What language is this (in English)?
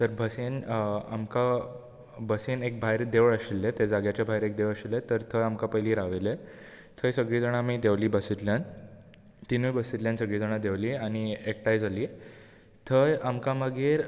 Konkani